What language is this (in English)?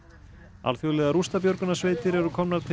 Icelandic